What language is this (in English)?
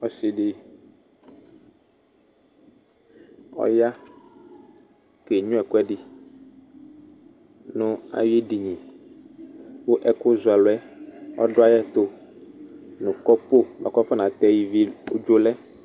Ikposo